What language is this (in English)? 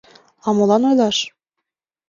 Mari